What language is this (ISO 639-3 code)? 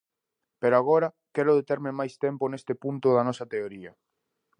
glg